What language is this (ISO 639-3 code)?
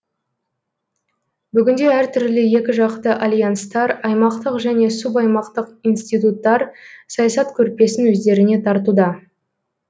kaz